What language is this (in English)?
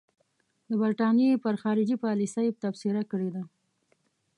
Pashto